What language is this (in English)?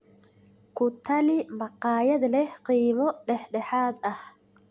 Somali